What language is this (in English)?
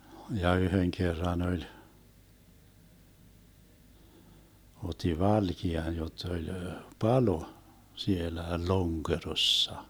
Finnish